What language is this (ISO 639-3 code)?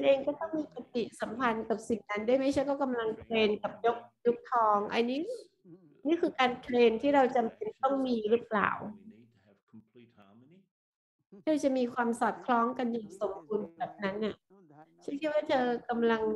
tha